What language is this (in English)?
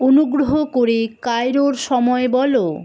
Bangla